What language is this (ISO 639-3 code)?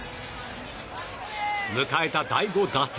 jpn